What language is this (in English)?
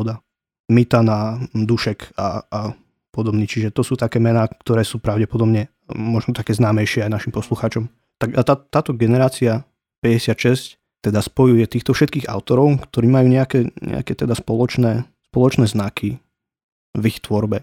Slovak